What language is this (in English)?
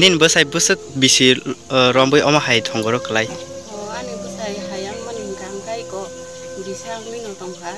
Korean